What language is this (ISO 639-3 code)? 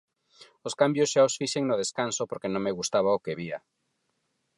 glg